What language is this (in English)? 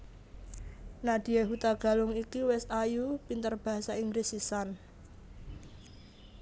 Javanese